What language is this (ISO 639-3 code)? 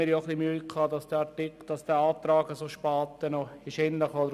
gsw